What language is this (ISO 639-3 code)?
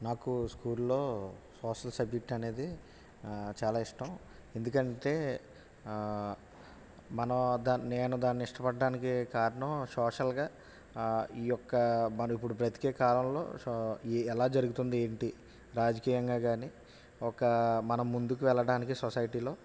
tel